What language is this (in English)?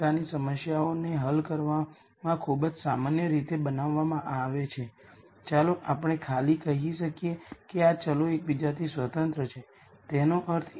Gujarati